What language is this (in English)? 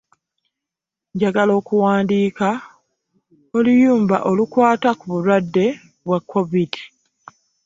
Ganda